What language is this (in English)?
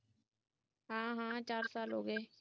Punjabi